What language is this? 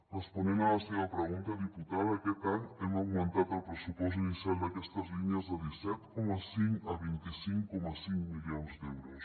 Catalan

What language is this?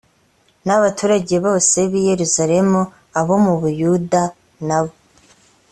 Kinyarwanda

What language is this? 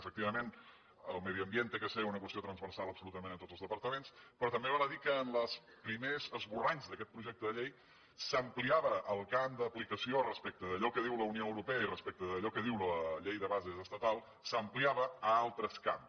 Catalan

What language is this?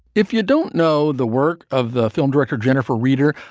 English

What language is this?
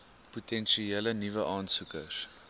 Afrikaans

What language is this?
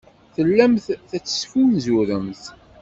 Kabyle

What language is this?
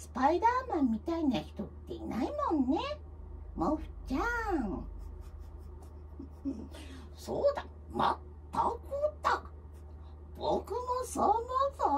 Japanese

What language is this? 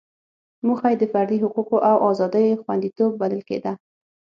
Pashto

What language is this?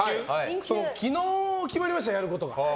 Japanese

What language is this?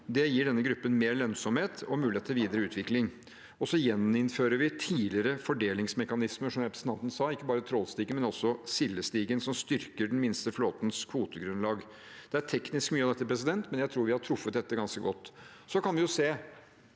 Norwegian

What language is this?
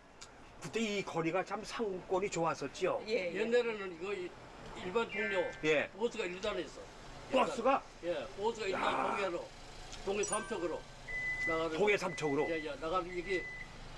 Korean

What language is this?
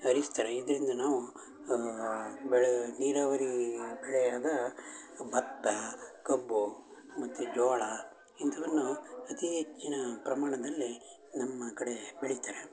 Kannada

